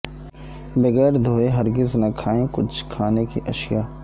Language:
Urdu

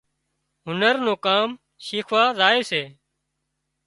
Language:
Wadiyara Koli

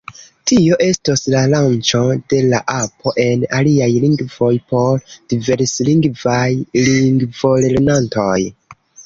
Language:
Esperanto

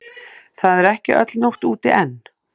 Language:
Icelandic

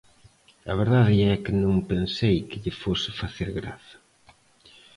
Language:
Galician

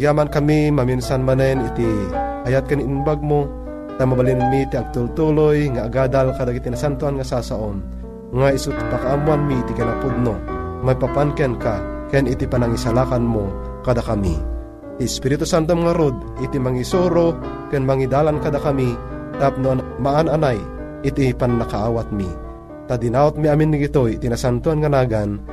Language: Filipino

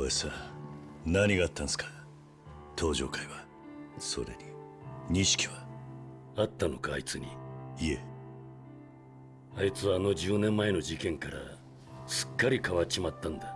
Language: Japanese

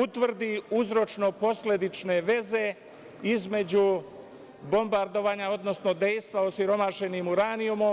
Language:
Serbian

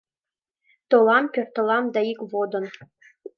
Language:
Mari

